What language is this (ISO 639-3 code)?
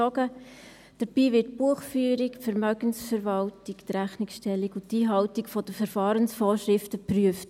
gsw